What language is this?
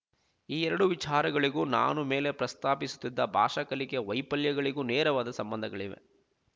Kannada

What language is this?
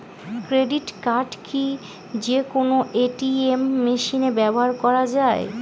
Bangla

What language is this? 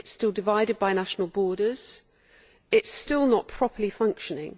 English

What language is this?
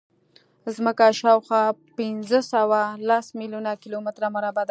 Pashto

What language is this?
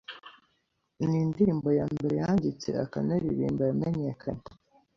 Kinyarwanda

